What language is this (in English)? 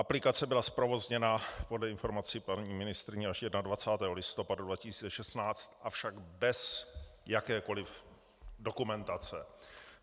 Czech